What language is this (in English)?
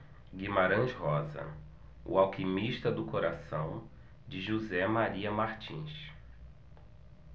Portuguese